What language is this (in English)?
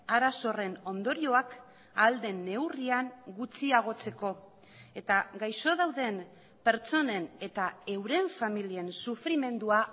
Basque